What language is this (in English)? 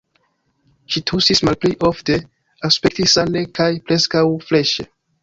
Esperanto